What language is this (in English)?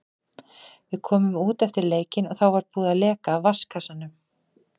Icelandic